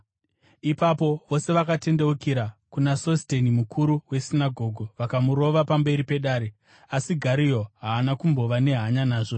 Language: Shona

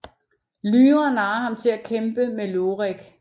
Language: Danish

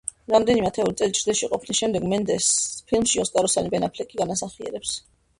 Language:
Georgian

